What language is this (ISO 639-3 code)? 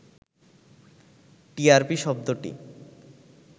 ben